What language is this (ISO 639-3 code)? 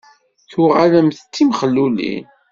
kab